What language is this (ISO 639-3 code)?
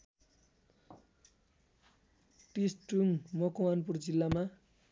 nep